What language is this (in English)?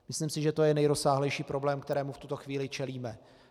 Czech